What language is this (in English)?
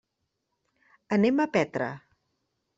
Catalan